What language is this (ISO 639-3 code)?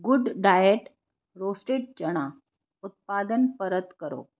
guj